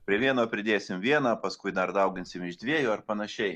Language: Lithuanian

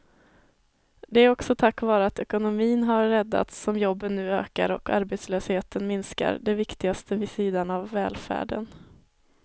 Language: Swedish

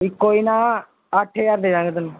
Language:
Punjabi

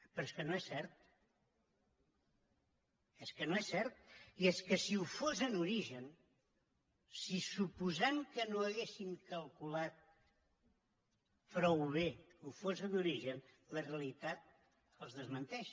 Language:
Catalan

